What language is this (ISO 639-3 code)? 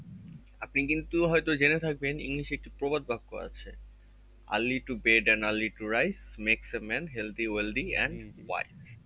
ben